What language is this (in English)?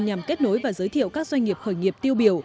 Vietnamese